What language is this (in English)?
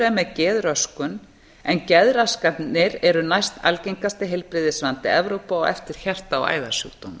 Icelandic